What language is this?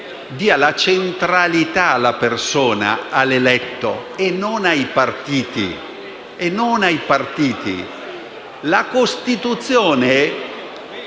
Italian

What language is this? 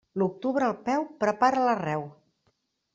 Catalan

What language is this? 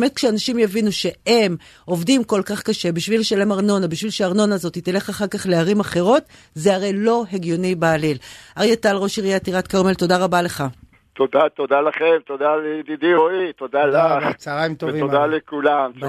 Hebrew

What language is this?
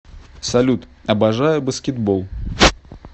Russian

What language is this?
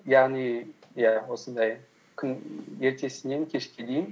Kazakh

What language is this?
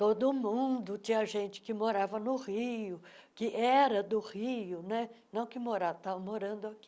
Portuguese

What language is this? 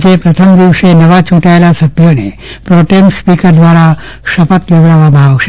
Gujarati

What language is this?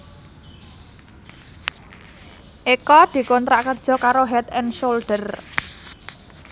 Javanese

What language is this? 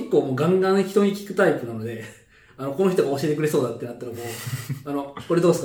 Japanese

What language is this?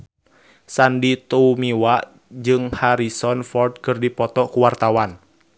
Sundanese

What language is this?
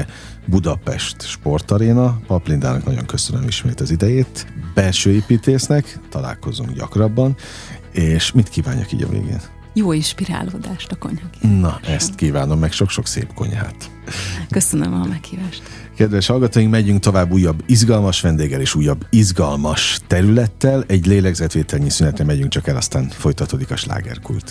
Hungarian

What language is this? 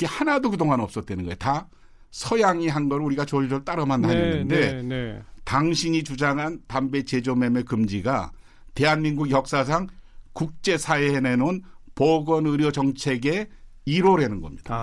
Korean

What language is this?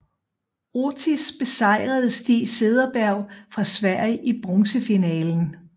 Danish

